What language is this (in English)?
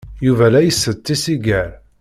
Kabyle